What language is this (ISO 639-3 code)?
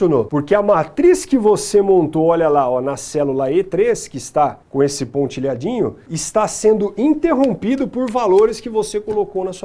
por